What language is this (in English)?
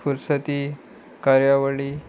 Konkani